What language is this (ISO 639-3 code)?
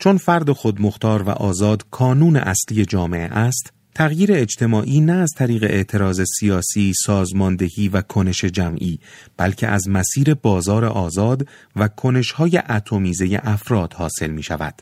fas